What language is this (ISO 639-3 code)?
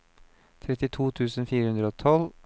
nor